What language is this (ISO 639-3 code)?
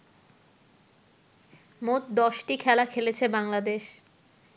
ben